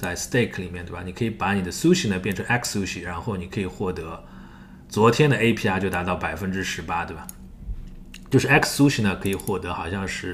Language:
Chinese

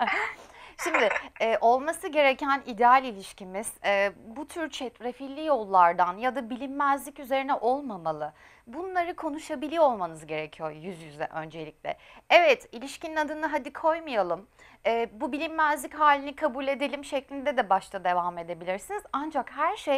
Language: Turkish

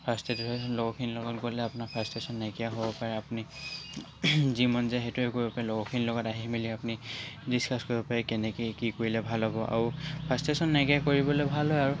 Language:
Assamese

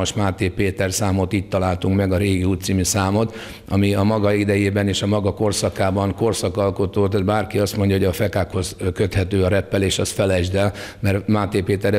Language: Hungarian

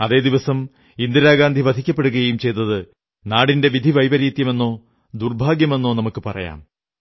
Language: Malayalam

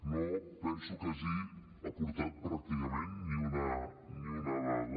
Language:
Catalan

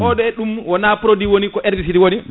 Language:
Fula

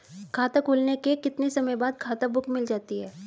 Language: Hindi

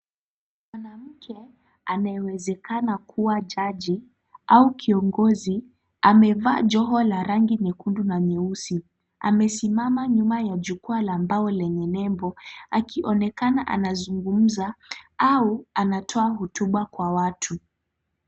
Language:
Swahili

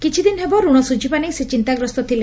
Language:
Odia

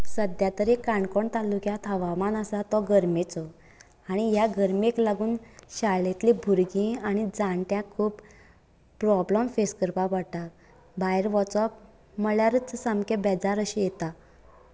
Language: Konkani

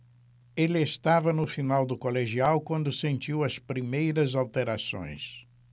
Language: Portuguese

